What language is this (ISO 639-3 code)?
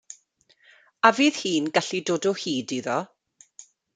cym